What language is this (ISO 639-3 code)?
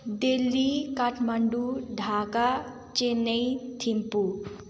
nep